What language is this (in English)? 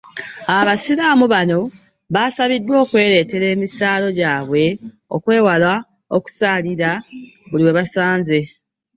Ganda